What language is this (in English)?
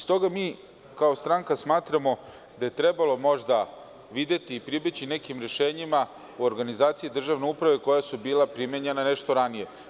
Serbian